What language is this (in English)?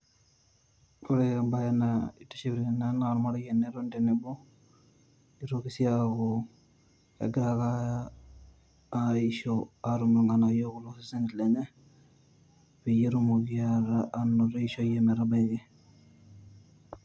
Masai